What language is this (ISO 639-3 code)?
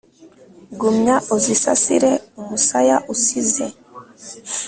kin